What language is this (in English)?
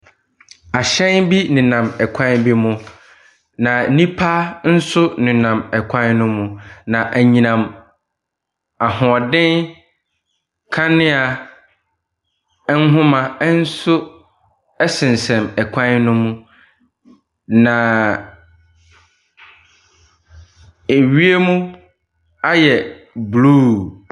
Akan